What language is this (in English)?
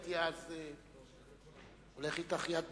Hebrew